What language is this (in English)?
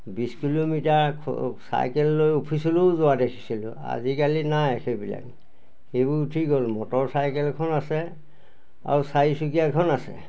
Assamese